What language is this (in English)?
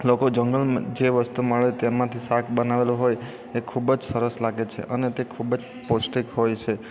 Gujarati